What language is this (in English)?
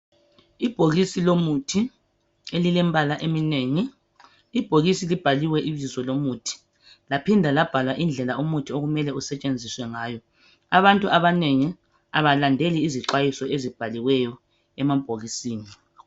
North Ndebele